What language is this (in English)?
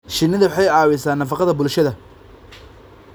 Somali